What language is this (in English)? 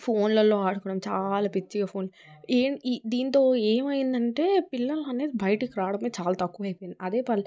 Telugu